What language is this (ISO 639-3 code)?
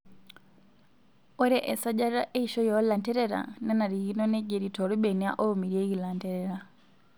mas